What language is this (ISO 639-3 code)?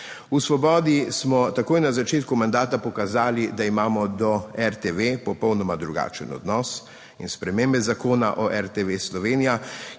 slv